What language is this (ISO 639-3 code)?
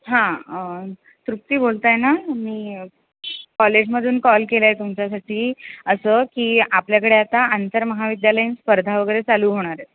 mar